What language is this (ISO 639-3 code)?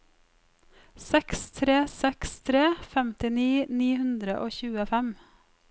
nor